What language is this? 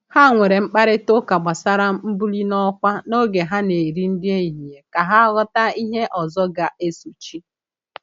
Igbo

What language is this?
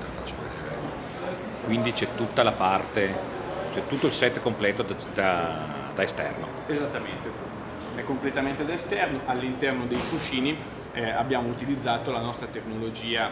Italian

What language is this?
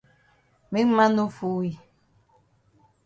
Cameroon Pidgin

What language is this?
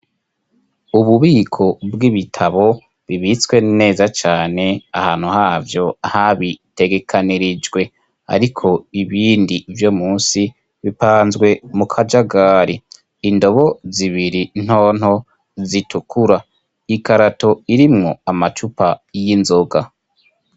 Rundi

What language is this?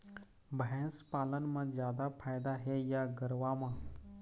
Chhattisgarhi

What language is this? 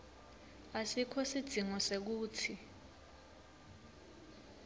Swati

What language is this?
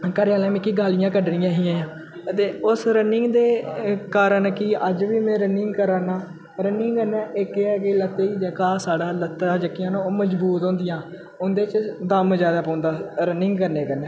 Dogri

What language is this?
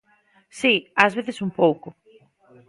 Galician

